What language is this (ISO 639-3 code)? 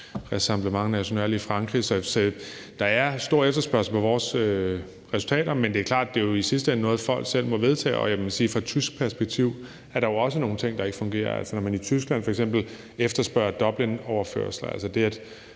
dan